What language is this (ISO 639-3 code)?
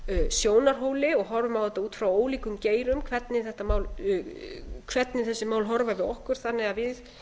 isl